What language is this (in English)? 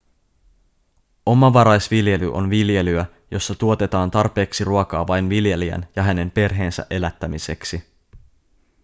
Finnish